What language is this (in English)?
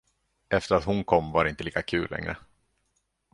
Swedish